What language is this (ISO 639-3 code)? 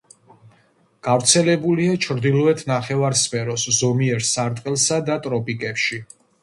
kat